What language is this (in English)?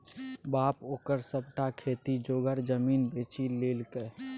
Maithili